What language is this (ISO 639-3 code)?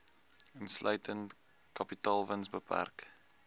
afr